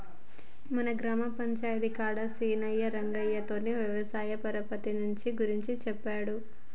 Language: Telugu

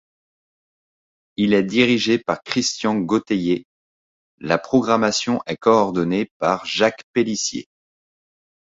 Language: French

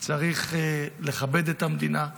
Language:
Hebrew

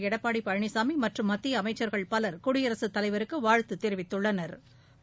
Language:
Tamil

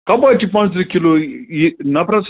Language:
Kashmiri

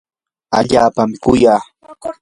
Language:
Yanahuanca Pasco Quechua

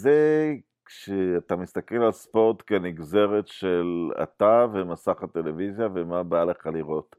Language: Hebrew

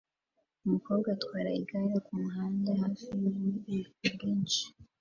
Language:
Kinyarwanda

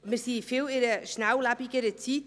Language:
Swiss German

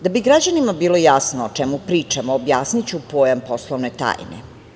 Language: Serbian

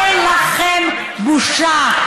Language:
Hebrew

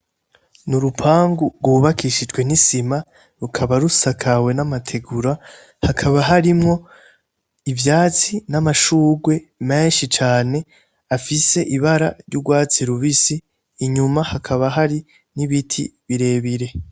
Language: Rundi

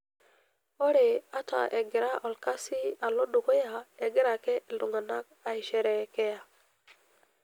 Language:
Masai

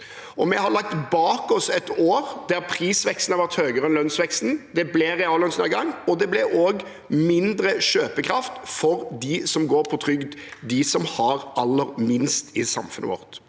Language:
Norwegian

